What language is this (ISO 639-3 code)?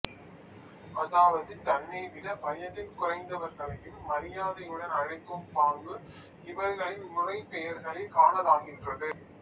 tam